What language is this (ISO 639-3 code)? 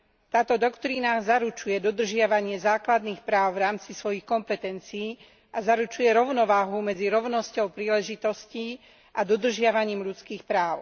slk